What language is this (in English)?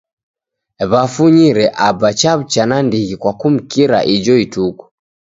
Taita